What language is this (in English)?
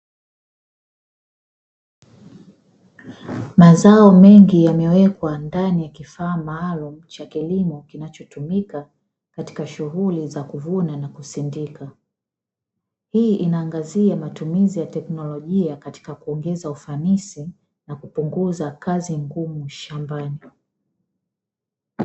Swahili